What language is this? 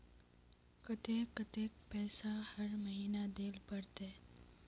Magahi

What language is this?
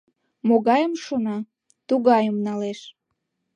Mari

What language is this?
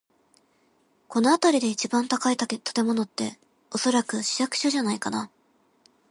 Japanese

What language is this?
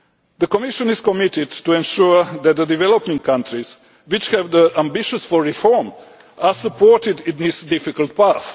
English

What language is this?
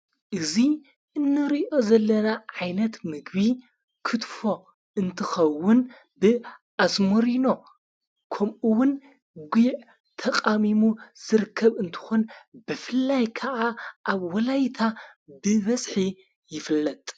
Tigrinya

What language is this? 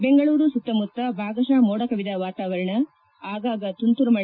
Kannada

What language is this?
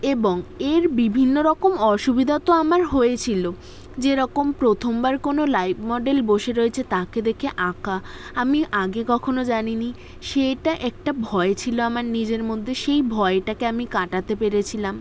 Bangla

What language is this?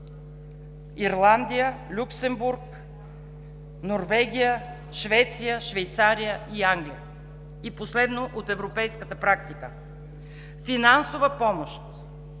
Bulgarian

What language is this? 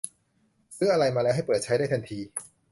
Thai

